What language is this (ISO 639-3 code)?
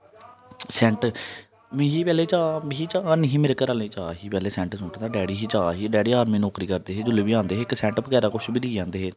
doi